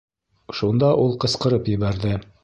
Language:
Bashkir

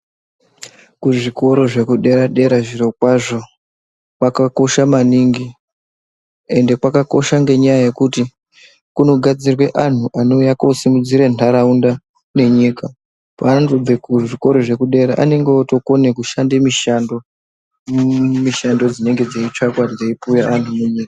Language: Ndau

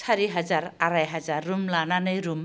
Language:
Bodo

